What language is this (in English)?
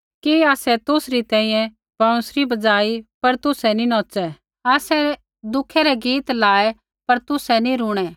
Kullu Pahari